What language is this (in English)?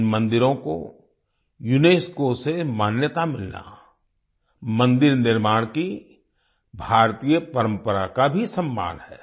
Hindi